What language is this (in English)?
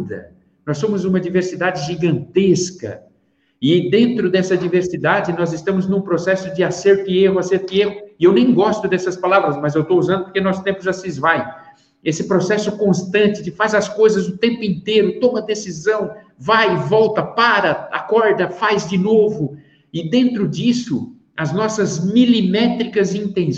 Portuguese